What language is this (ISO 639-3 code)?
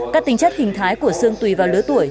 vie